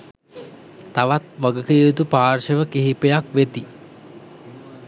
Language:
Sinhala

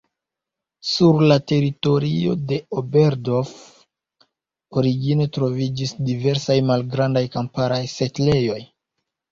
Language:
Esperanto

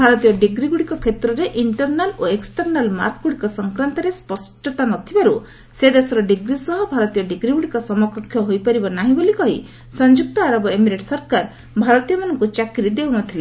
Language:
Odia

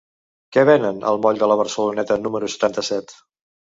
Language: Catalan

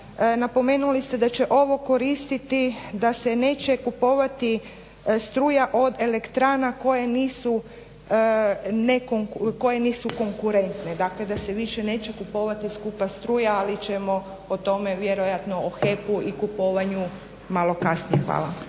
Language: Croatian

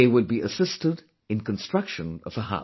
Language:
English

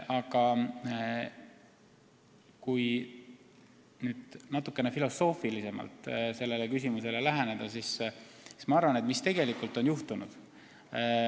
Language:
Estonian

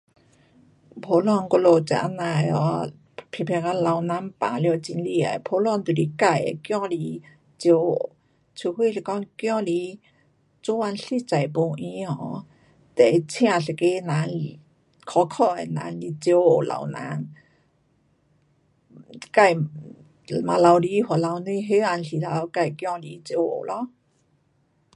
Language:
Pu-Xian Chinese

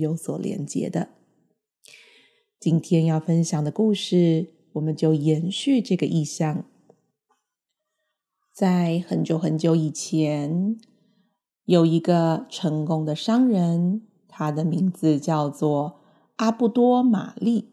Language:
Chinese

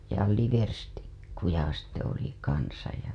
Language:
Finnish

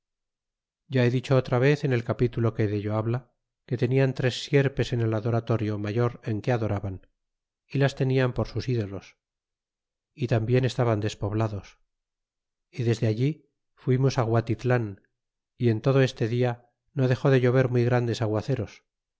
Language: Spanish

